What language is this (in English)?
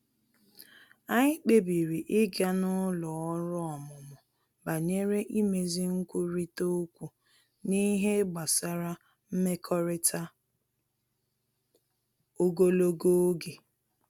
Igbo